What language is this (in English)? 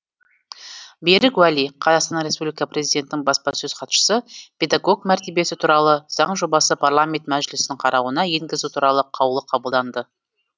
Kazakh